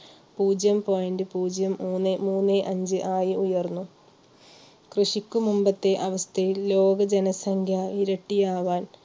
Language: Malayalam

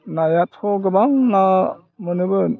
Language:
Bodo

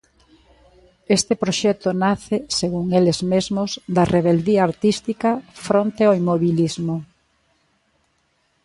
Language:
Galician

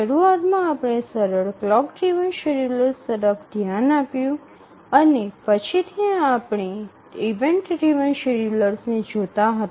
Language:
Gujarati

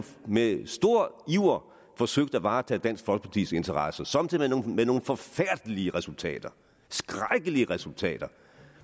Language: Danish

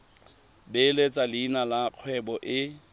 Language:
Tswana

